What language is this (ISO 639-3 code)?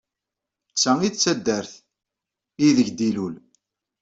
kab